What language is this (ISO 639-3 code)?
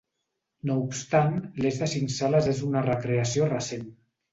cat